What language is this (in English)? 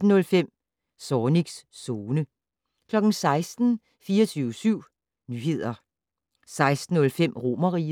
Danish